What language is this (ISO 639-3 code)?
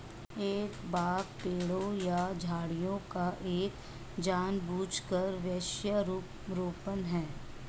hin